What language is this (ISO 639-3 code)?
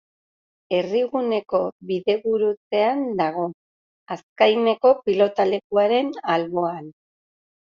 eus